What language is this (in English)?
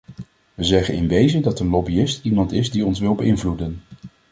Dutch